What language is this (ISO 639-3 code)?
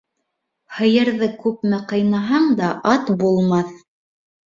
bak